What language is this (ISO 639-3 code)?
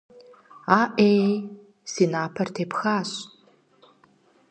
kbd